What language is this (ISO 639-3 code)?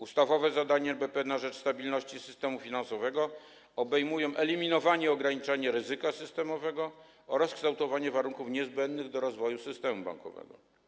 pol